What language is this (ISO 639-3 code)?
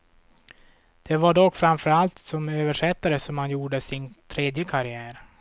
swe